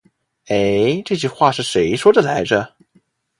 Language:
Chinese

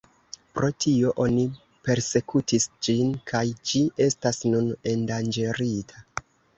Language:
Esperanto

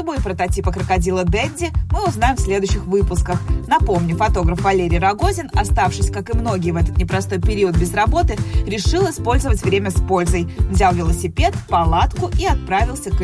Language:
Russian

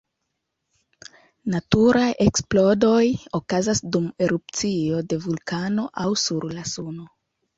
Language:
Esperanto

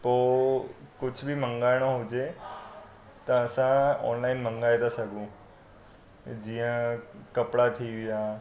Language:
Sindhi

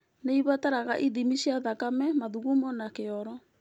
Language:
Kikuyu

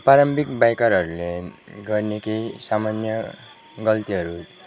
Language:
Nepali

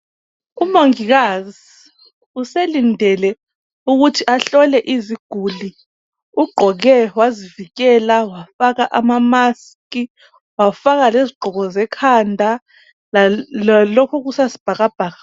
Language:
North Ndebele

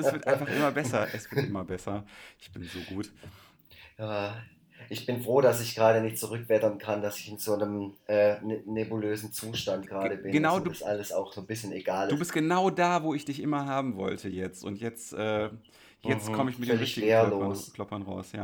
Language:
German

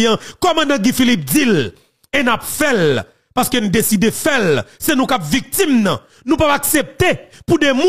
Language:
French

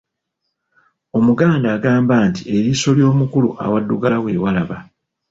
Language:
Ganda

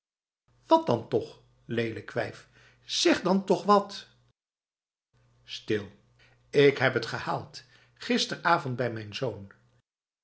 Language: Dutch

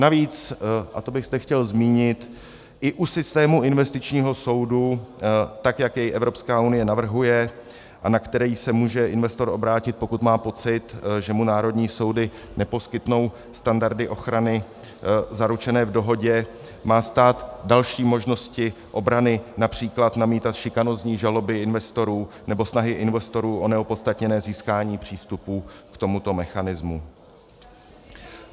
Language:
Czech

